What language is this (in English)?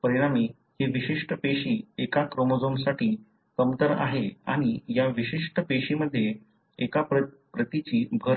Marathi